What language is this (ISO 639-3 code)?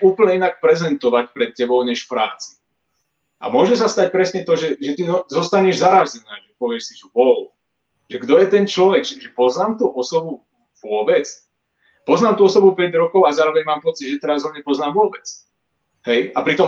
slk